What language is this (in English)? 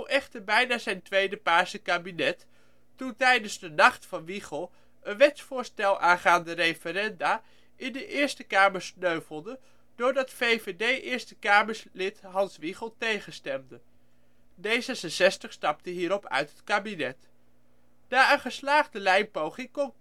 Dutch